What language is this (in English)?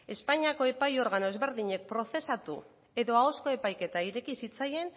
Basque